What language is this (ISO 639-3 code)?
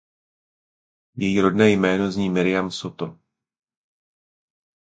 ces